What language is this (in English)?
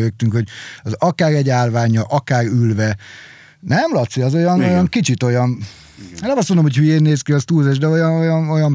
Hungarian